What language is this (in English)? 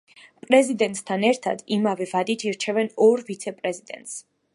Georgian